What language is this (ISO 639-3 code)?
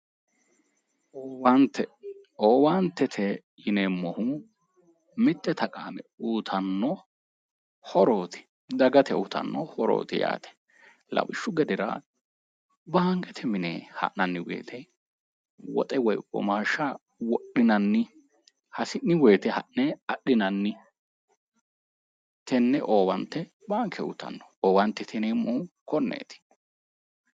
sid